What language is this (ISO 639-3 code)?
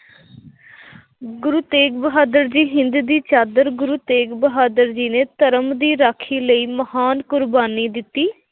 pan